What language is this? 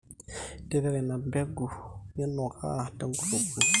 Masai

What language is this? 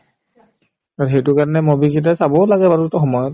Assamese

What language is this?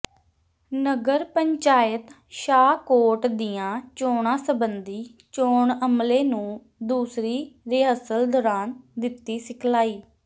Punjabi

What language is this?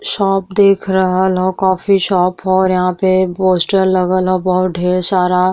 Bhojpuri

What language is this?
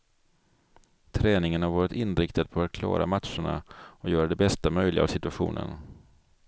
Swedish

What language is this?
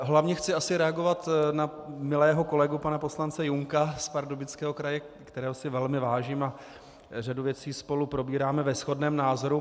Czech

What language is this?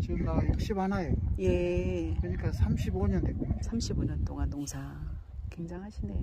Korean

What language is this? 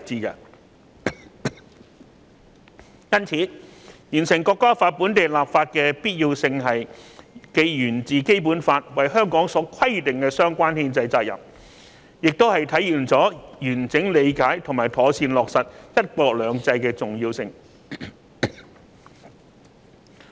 Cantonese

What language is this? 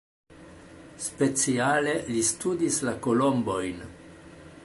Esperanto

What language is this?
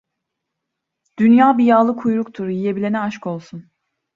Turkish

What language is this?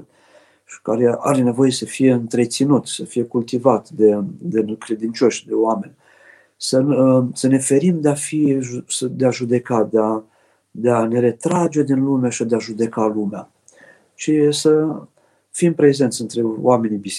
Romanian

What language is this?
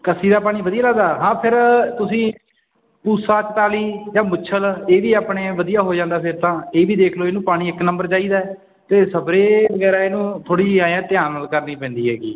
Punjabi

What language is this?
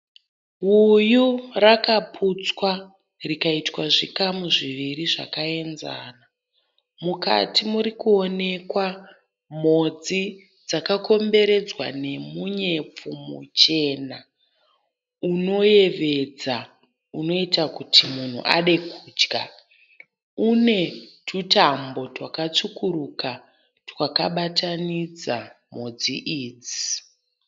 Shona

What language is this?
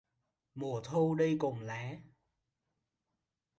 Vietnamese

